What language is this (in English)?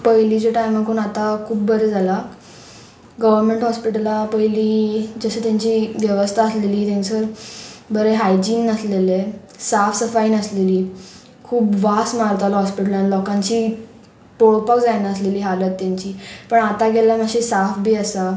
Konkani